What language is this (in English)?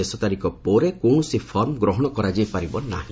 Odia